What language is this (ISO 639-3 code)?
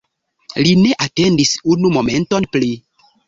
epo